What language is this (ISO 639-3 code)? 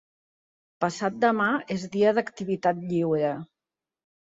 cat